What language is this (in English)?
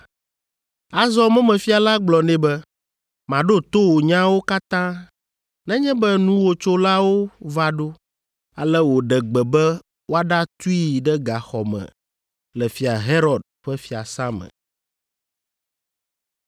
Ewe